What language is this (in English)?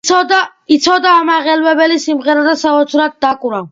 Georgian